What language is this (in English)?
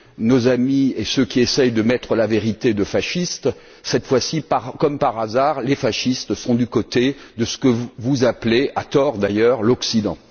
French